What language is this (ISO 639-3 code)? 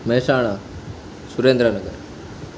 guj